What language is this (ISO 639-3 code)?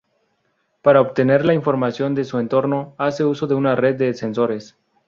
spa